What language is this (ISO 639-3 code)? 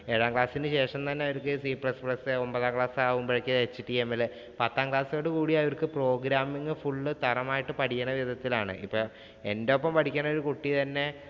mal